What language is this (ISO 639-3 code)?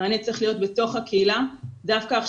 heb